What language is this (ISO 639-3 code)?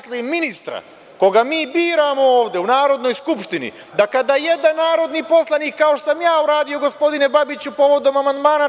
srp